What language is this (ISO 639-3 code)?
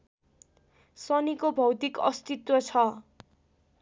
nep